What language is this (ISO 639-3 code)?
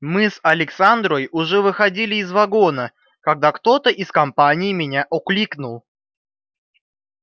rus